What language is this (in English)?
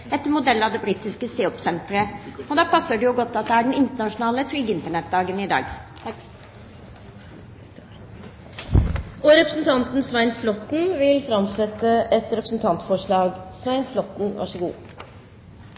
Norwegian